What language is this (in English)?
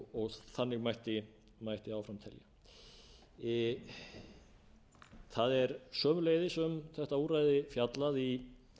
Icelandic